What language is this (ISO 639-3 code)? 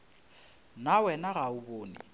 nso